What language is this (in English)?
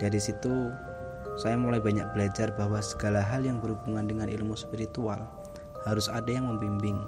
Indonesian